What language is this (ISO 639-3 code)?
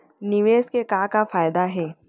hne